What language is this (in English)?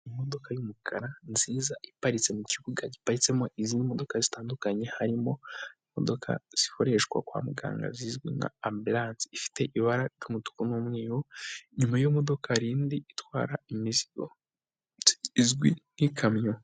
Kinyarwanda